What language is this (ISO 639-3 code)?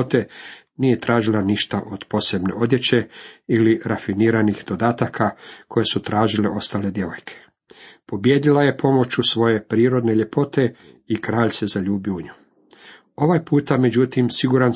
hrv